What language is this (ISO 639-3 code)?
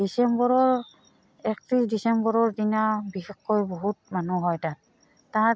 asm